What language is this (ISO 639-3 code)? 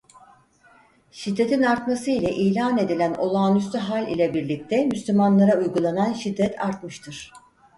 tur